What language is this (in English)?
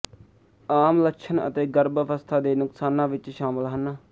Punjabi